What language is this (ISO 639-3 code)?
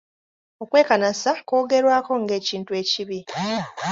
lug